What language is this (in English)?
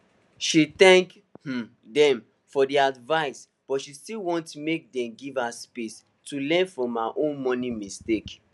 Nigerian Pidgin